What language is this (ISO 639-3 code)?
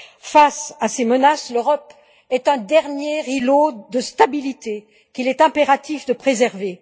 fra